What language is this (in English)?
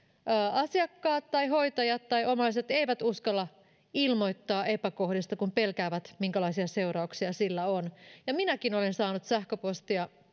Finnish